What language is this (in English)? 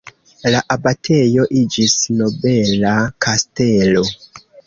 Esperanto